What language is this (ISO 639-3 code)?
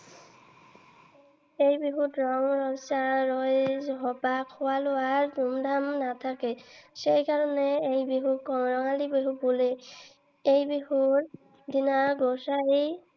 asm